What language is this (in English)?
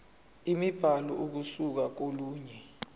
Zulu